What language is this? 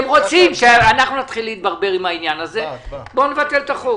Hebrew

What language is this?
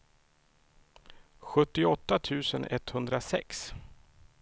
Swedish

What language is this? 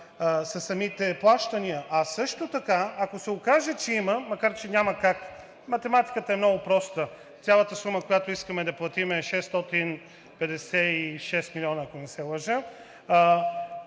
Bulgarian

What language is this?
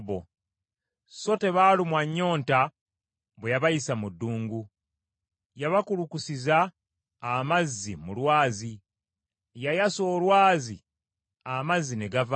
Ganda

